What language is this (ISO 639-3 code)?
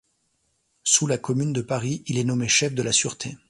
fra